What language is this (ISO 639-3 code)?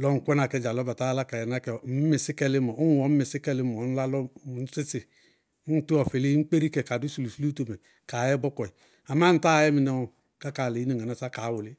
bqg